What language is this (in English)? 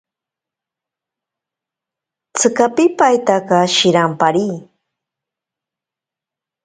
Ashéninka Perené